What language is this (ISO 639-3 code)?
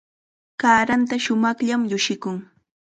qxa